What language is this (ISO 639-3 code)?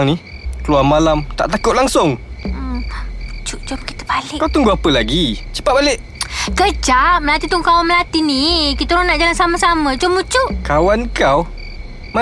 msa